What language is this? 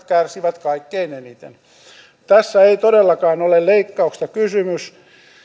Finnish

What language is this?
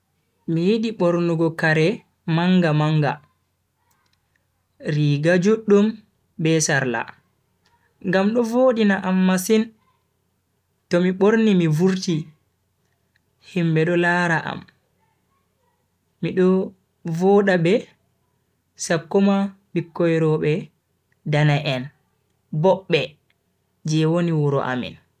Bagirmi Fulfulde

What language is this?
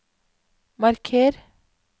Norwegian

